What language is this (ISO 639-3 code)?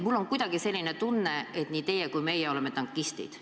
est